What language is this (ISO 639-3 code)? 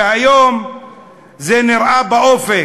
heb